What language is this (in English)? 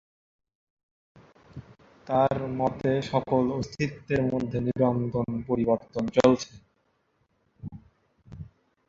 Bangla